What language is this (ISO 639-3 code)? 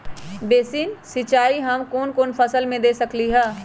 mag